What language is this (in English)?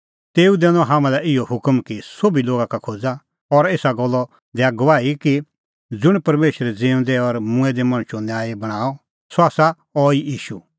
Kullu Pahari